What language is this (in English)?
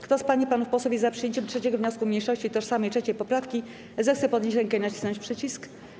Polish